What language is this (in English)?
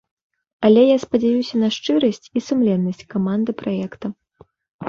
Belarusian